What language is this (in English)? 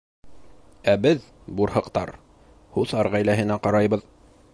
Bashkir